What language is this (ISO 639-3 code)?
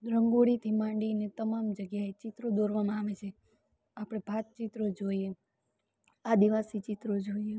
guj